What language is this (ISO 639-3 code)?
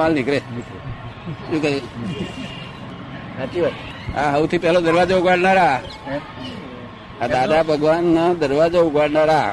guj